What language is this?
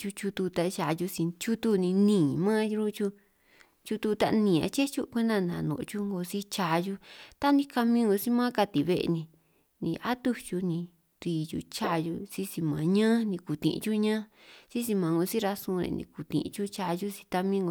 San Martín Itunyoso Triqui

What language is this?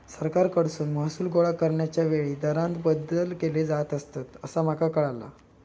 Marathi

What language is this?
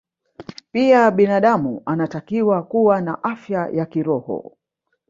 Swahili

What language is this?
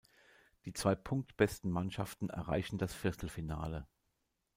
German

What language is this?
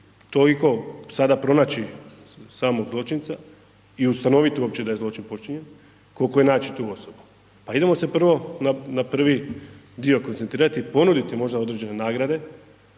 Croatian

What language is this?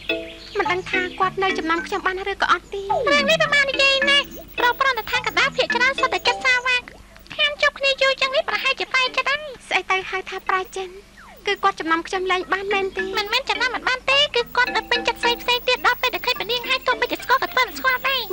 Thai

